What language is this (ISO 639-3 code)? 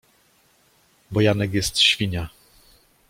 pol